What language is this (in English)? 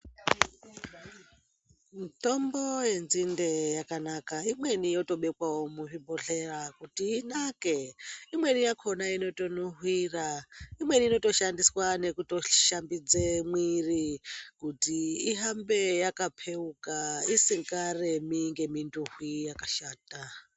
Ndau